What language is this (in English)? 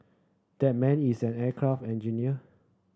English